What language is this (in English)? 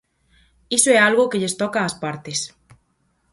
Galician